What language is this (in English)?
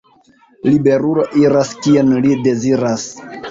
Esperanto